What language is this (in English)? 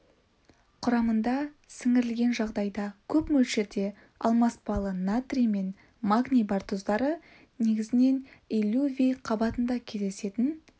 Kazakh